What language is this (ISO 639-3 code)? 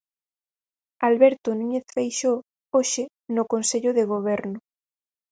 glg